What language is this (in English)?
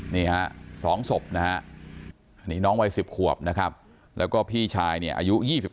Thai